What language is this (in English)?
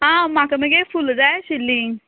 Konkani